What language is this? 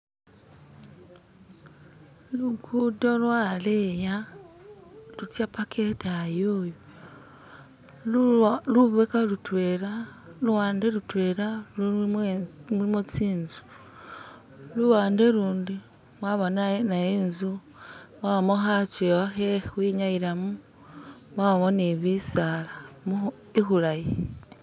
Masaaba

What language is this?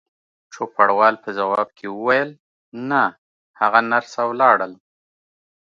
Pashto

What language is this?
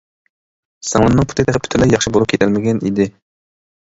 Uyghur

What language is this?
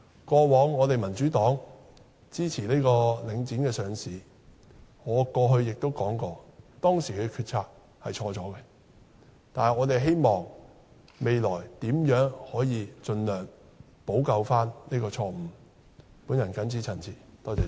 Cantonese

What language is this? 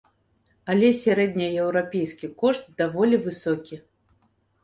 Belarusian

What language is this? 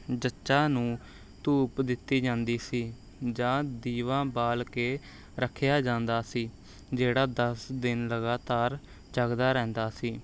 Punjabi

